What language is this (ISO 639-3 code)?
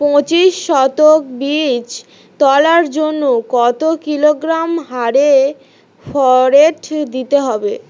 ben